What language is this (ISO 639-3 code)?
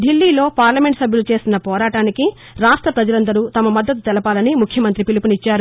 tel